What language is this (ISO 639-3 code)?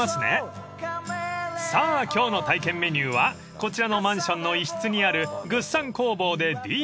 jpn